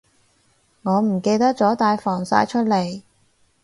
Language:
Cantonese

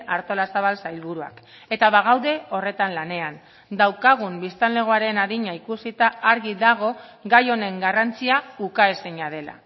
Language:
Basque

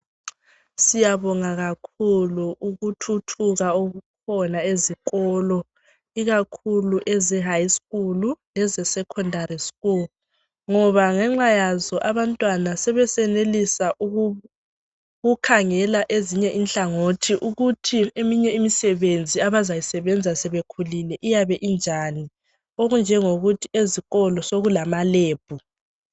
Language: North Ndebele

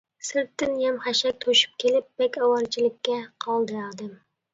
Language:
Uyghur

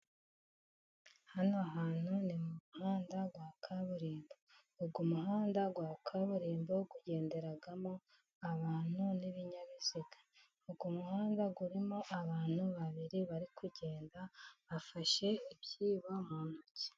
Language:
Kinyarwanda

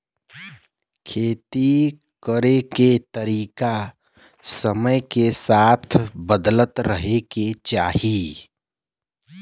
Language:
Bhojpuri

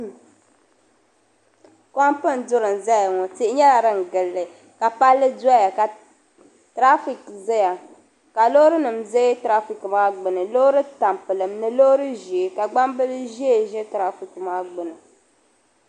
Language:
Dagbani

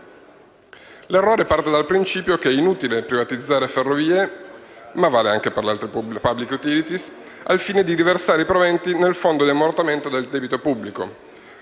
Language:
Italian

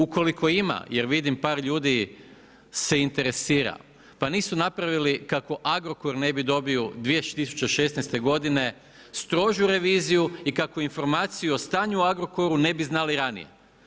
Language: Croatian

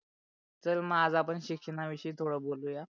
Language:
Marathi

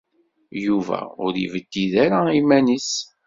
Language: Kabyle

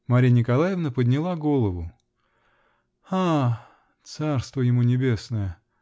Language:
Russian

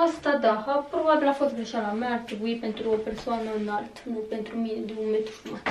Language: Romanian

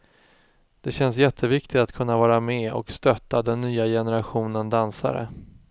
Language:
Swedish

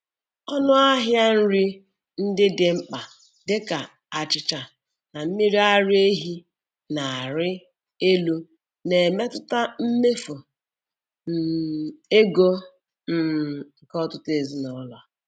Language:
Igbo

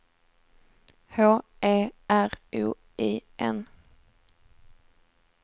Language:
Swedish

